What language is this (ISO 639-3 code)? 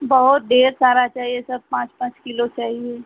hin